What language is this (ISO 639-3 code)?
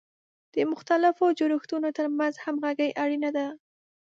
pus